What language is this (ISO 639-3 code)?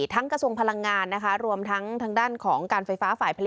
tha